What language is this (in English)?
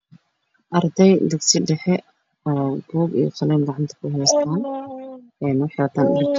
Somali